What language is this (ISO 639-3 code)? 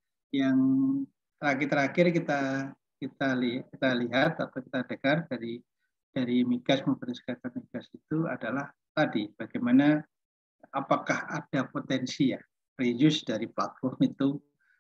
ind